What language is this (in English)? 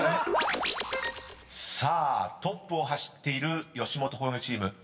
Japanese